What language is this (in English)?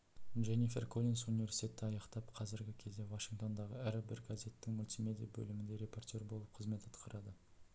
Kazakh